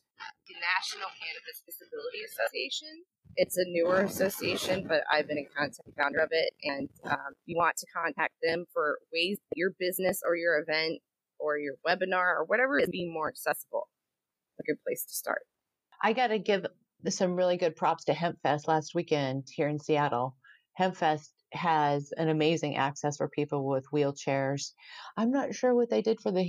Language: English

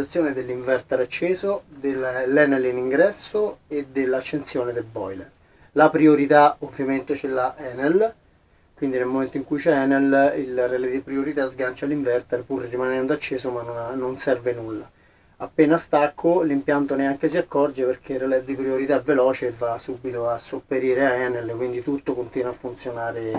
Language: Italian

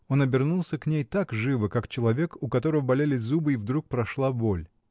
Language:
Russian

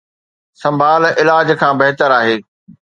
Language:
Sindhi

